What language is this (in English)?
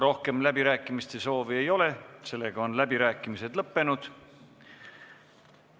Estonian